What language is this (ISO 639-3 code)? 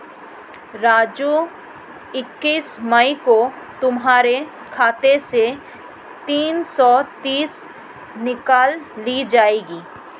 hin